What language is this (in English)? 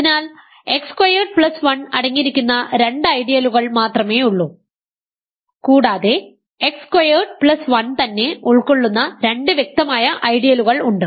Malayalam